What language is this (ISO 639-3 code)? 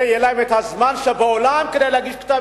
heb